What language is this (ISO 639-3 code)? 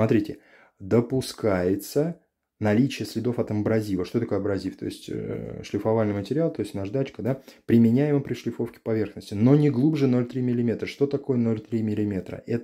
rus